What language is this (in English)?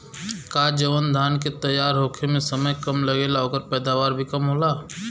Bhojpuri